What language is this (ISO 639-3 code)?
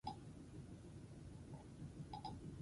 eus